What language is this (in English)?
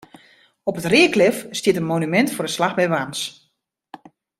Western Frisian